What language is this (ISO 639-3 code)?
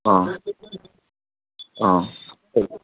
mni